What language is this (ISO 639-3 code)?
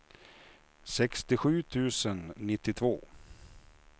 swe